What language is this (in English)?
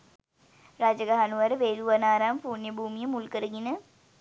Sinhala